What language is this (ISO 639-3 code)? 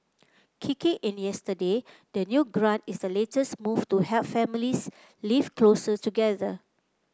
eng